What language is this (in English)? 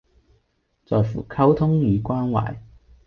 Cantonese